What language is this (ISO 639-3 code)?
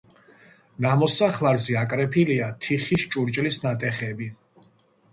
kat